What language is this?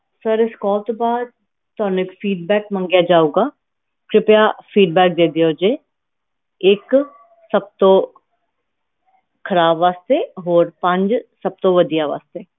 Punjabi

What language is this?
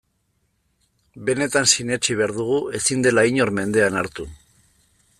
Basque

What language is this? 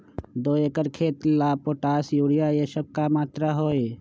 Magahi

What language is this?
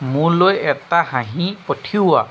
Assamese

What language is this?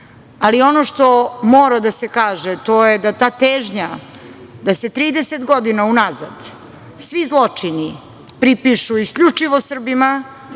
Serbian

